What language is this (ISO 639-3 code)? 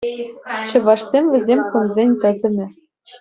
chv